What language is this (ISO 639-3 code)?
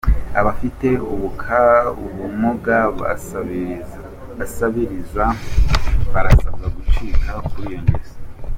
kin